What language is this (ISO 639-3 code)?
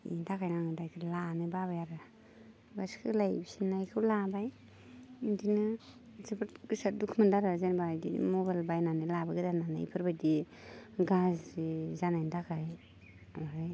brx